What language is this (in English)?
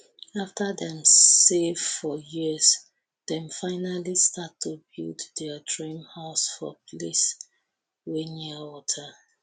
Nigerian Pidgin